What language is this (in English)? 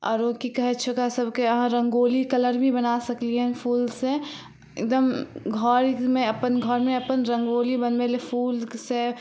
Maithili